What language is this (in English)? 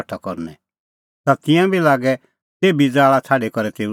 Kullu Pahari